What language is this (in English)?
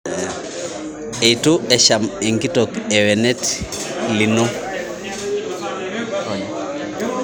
Masai